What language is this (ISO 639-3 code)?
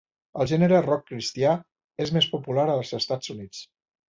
cat